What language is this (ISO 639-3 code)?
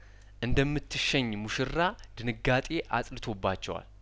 amh